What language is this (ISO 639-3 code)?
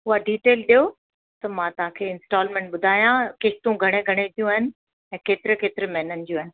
snd